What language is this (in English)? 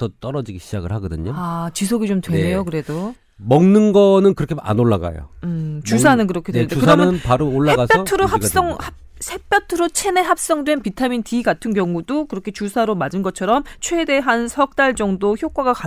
Korean